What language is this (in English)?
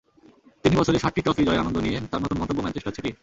Bangla